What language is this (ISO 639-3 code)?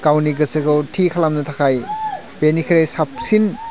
brx